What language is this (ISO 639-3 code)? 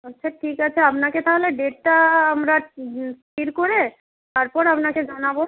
ben